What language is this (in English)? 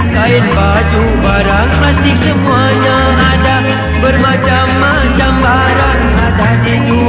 Malay